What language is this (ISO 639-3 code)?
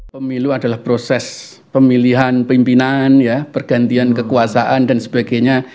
ind